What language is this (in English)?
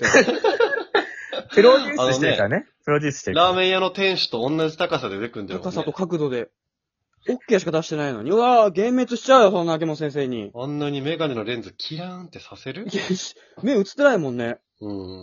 Japanese